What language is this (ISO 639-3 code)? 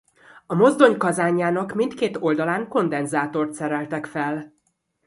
hun